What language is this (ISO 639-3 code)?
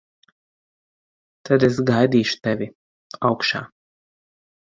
lav